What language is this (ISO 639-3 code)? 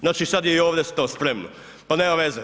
hrv